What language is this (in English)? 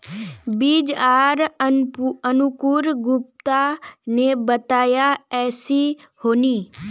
Magahi